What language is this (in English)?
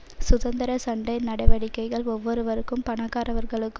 Tamil